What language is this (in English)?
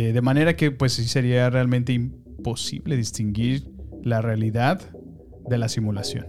Spanish